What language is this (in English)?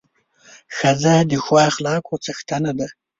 Pashto